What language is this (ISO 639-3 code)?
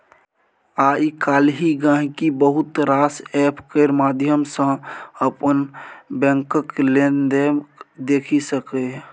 mai